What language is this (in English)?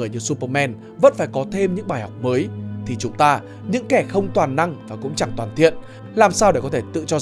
Vietnamese